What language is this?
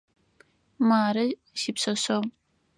Adyghe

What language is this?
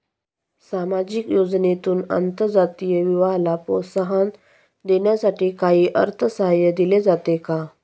Marathi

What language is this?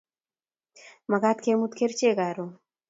Kalenjin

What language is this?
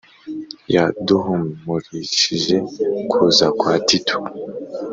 Kinyarwanda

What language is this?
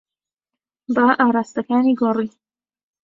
Central Kurdish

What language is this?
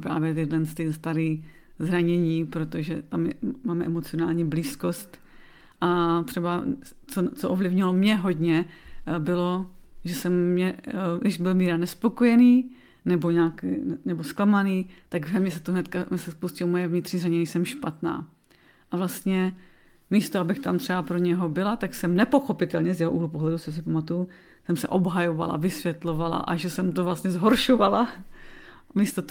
Czech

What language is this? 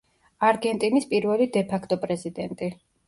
Georgian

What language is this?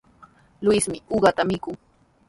Sihuas Ancash Quechua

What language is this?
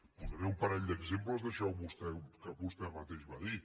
Catalan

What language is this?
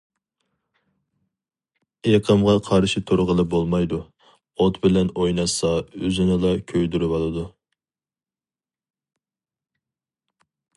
Uyghur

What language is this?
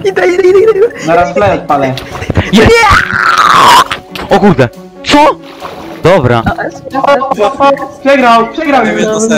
Polish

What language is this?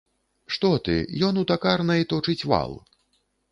Belarusian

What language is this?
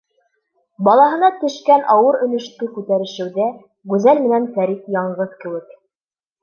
Bashkir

